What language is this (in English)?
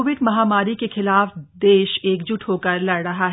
Hindi